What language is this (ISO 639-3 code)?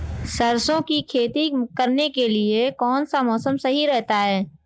hin